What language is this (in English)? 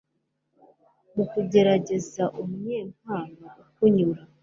Kinyarwanda